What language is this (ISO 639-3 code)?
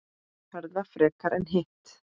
isl